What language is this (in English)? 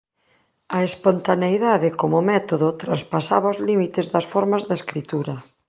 Galician